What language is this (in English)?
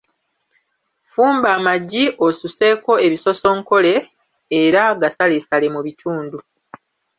Ganda